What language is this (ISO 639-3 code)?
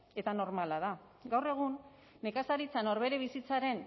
eus